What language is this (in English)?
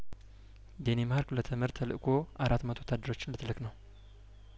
Amharic